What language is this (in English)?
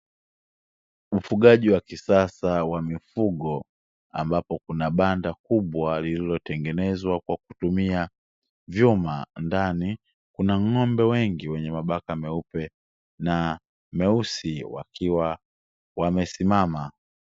Swahili